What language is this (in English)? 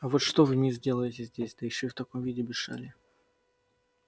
Russian